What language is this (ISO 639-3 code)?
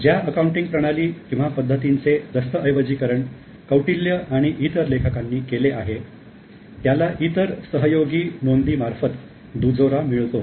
mar